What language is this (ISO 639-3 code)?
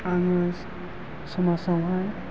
brx